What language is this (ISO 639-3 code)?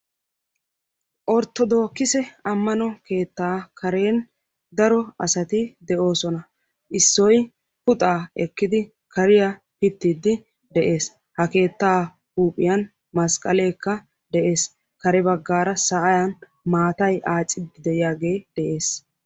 wal